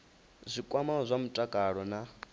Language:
Venda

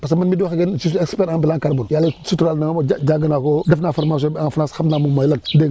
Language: Wolof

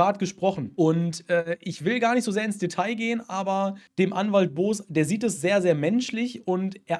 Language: German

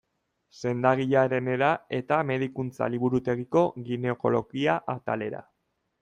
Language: Basque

